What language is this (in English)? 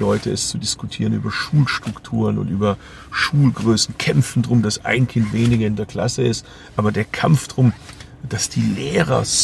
German